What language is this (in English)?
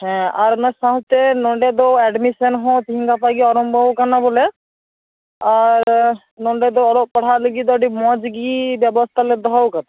Santali